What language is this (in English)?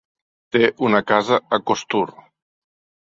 Catalan